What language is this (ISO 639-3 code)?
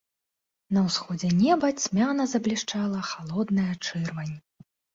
bel